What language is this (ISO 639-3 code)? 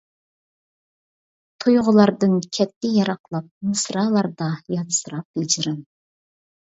uig